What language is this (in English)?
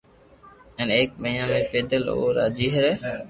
Loarki